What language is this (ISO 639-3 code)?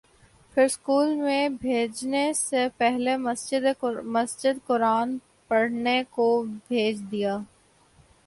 urd